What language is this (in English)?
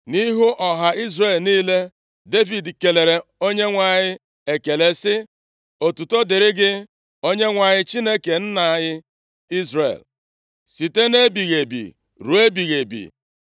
Igbo